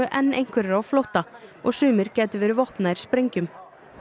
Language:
Icelandic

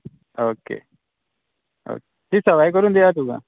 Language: Konkani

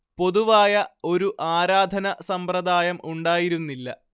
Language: Malayalam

